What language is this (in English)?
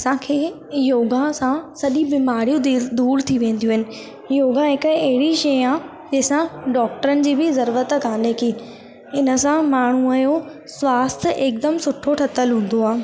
Sindhi